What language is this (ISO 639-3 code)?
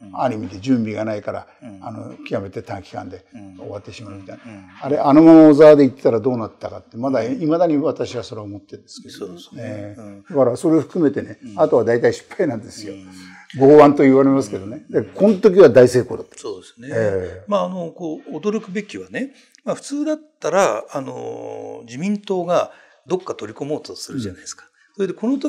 jpn